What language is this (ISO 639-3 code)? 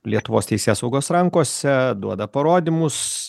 lit